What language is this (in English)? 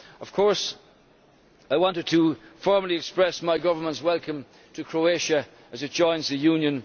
English